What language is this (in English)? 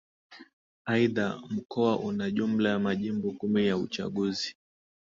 Swahili